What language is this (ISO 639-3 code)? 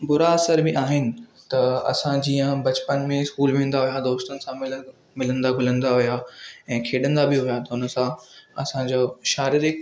snd